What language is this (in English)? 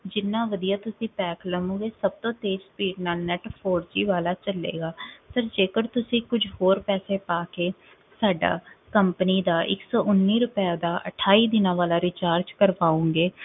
Punjabi